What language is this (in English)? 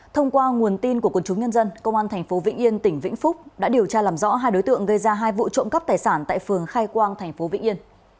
Vietnamese